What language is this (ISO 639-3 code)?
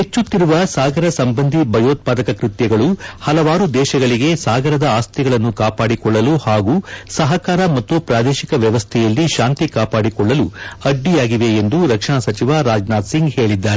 kan